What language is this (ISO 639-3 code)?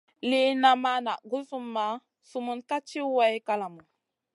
mcn